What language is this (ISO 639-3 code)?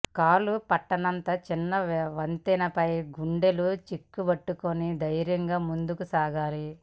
tel